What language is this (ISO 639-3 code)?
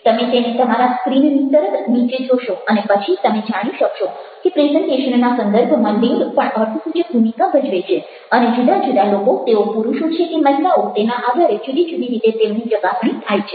guj